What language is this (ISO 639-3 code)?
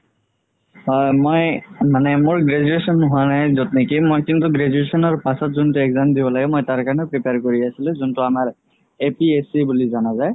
asm